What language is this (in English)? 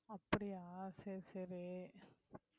Tamil